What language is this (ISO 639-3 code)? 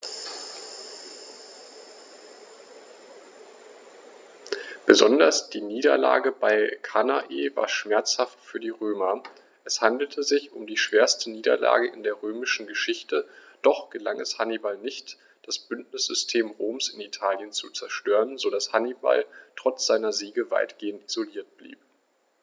deu